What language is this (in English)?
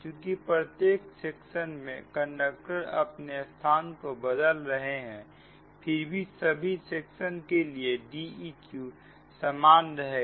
Hindi